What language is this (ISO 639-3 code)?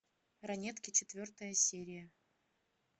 rus